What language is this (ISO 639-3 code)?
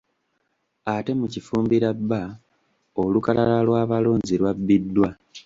lug